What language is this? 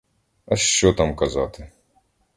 Ukrainian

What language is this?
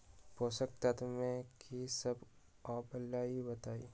Magahi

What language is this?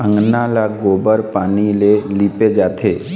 Chhattisgarhi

